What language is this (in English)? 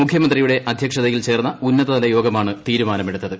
Malayalam